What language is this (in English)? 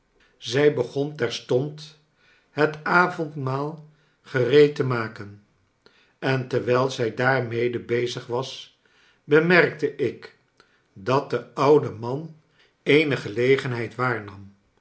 Dutch